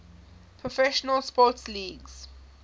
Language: English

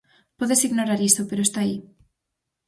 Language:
Galician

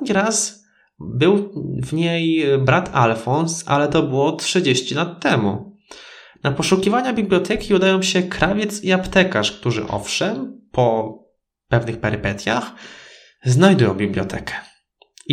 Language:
Polish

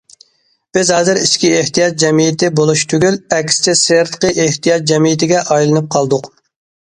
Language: Uyghur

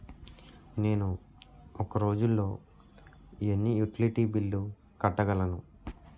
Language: Telugu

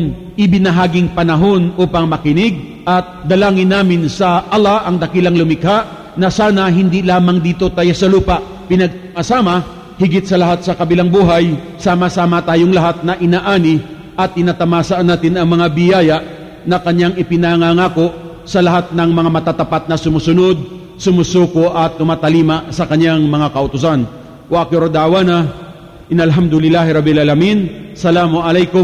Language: Filipino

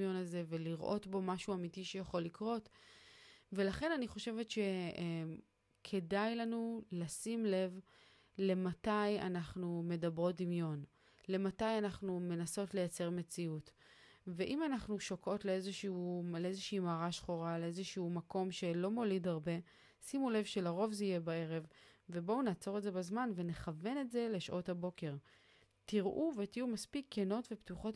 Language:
Hebrew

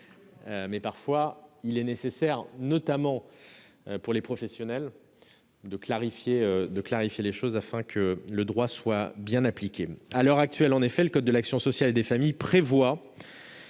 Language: French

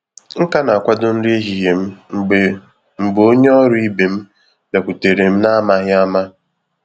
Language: Igbo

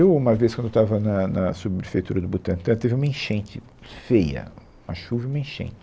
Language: Portuguese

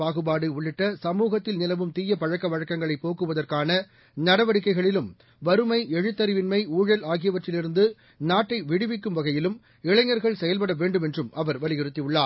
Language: Tamil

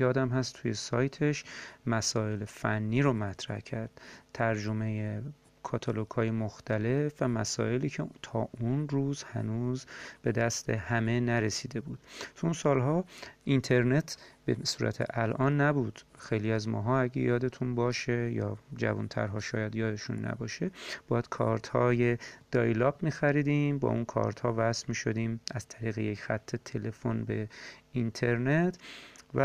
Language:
Persian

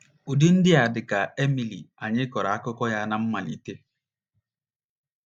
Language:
Igbo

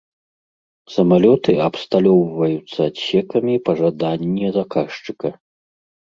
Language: Belarusian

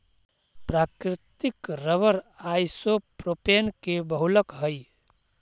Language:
Magahi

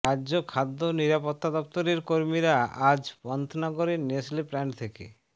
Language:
Bangla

